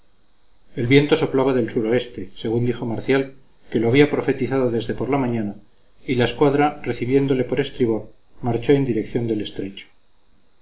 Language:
Spanish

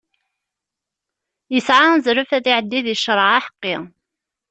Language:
Kabyle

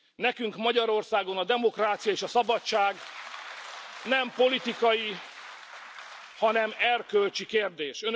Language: Hungarian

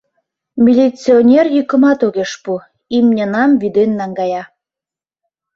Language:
Mari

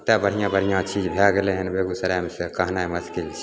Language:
Maithili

